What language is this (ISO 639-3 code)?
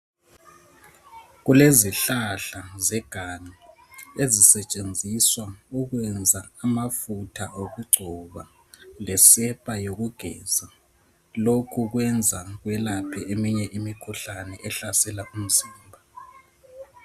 nde